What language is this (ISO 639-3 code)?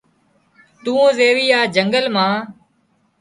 kxp